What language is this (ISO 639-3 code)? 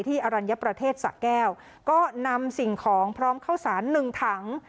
tha